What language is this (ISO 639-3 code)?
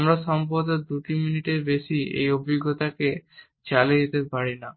ben